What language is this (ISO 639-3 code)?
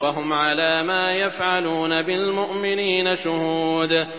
ara